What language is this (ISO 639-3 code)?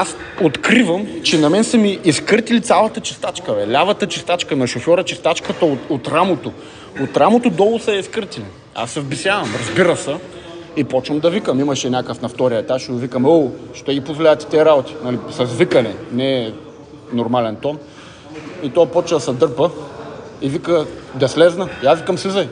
bul